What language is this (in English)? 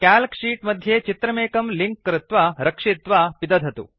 Sanskrit